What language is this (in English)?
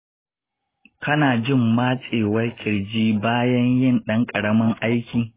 Hausa